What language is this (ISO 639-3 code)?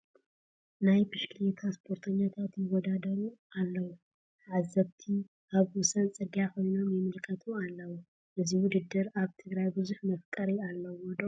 tir